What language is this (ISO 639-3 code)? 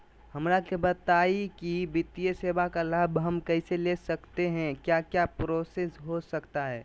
mag